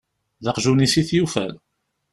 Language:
Kabyle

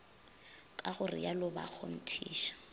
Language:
Northern Sotho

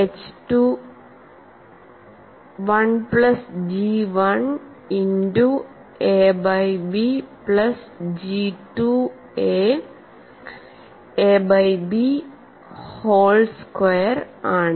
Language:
Malayalam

